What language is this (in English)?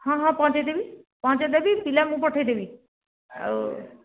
Odia